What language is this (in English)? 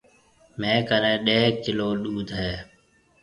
Marwari (Pakistan)